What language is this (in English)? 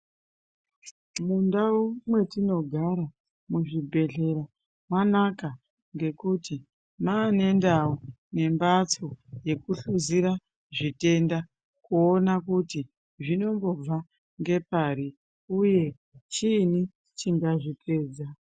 Ndau